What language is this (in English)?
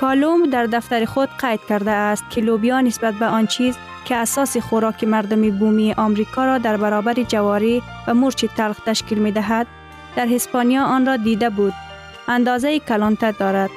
Persian